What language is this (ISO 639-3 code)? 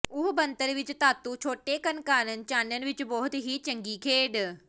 pan